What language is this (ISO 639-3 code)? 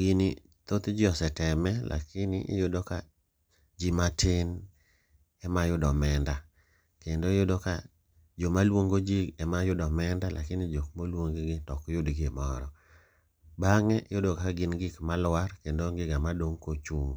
luo